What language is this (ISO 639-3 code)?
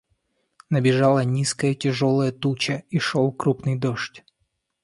rus